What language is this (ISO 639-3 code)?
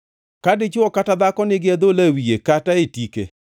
luo